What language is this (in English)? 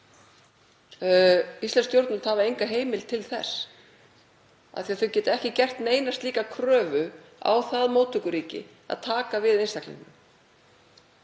Icelandic